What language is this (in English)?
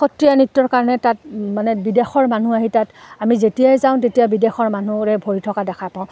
Assamese